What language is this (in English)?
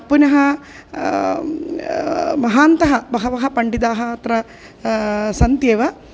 Sanskrit